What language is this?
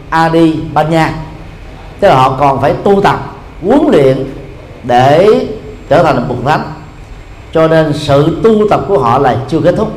Vietnamese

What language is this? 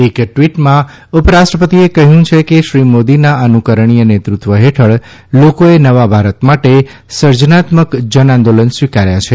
Gujarati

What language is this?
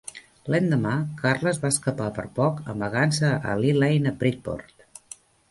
Catalan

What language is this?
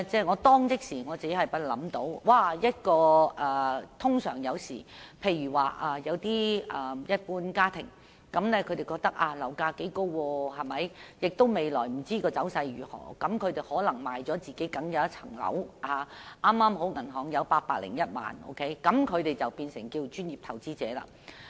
Cantonese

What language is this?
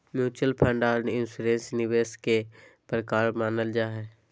Magahi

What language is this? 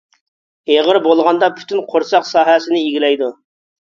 Uyghur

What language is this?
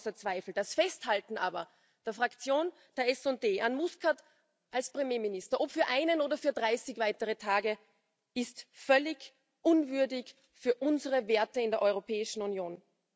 German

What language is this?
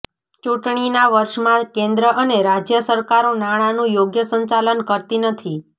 Gujarati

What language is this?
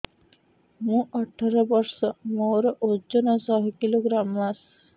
Odia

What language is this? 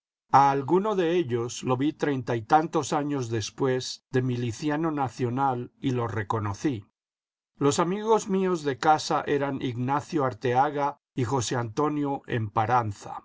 Spanish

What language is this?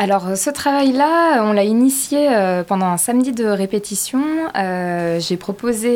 French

